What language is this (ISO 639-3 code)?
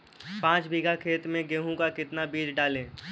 hin